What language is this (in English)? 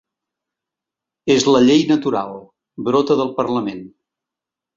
Catalan